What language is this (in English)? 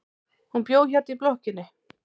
Icelandic